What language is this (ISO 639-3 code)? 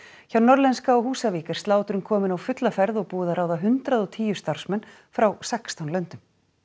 isl